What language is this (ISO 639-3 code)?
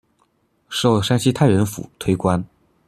zho